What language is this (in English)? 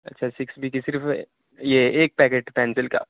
Urdu